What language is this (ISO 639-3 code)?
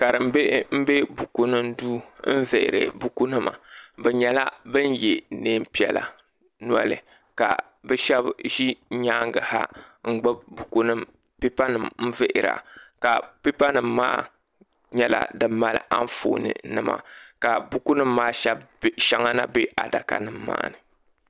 dag